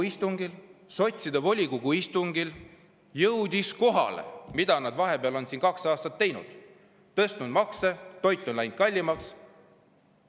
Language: Estonian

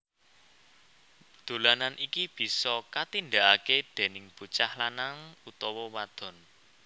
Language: Javanese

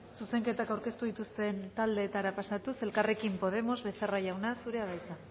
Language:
Basque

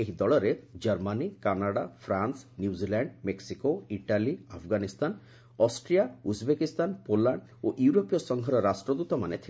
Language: Odia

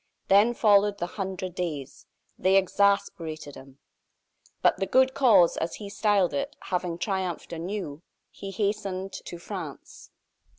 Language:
English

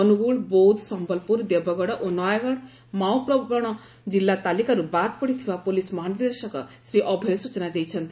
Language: Odia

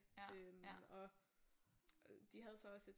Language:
Danish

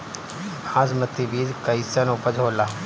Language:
Bhojpuri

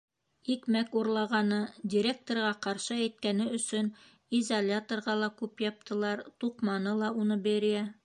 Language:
Bashkir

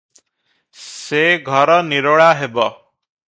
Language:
Odia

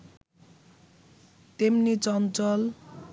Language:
Bangla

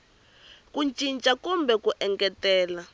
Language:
Tsonga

